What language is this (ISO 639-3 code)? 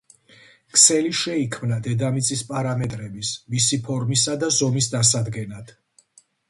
kat